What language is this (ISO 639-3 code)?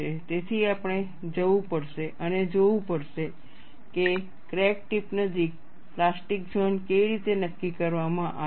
guj